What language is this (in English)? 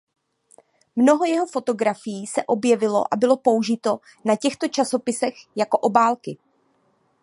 Czech